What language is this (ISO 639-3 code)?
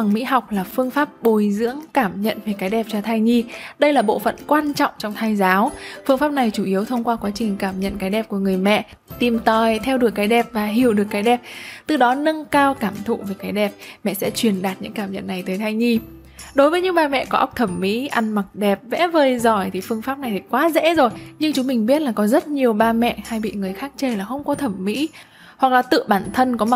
vie